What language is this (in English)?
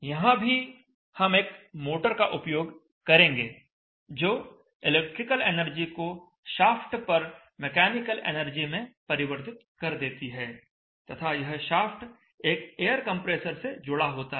Hindi